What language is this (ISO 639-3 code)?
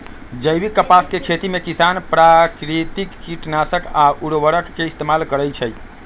mag